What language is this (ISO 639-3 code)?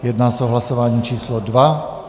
ces